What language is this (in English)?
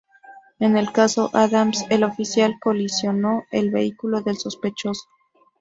Spanish